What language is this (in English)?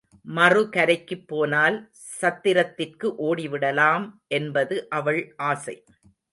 Tamil